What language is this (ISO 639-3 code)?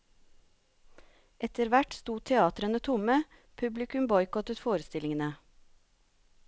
nor